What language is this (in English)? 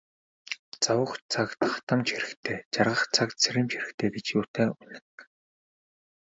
Mongolian